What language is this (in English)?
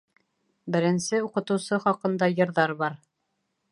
Bashkir